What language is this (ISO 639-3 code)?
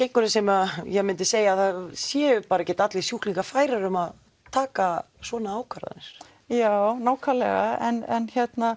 isl